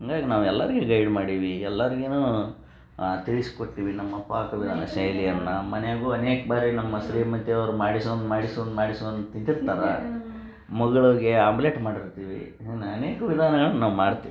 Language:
Kannada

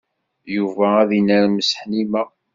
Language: Kabyle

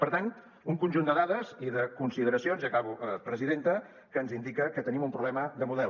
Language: Catalan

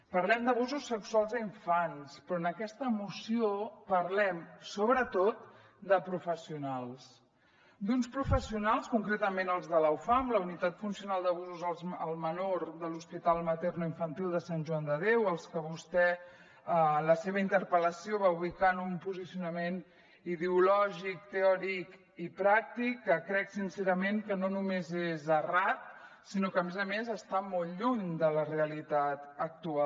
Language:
Catalan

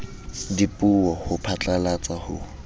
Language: Southern Sotho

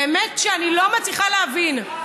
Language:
Hebrew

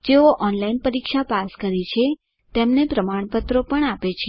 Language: Gujarati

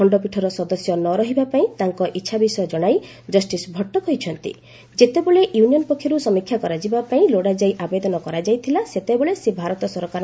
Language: Odia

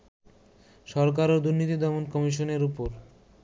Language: Bangla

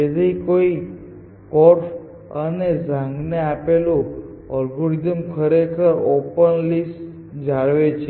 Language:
Gujarati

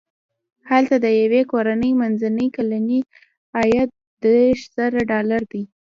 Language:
Pashto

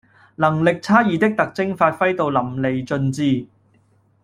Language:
Cantonese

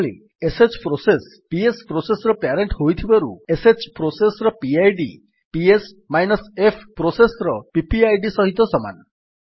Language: Odia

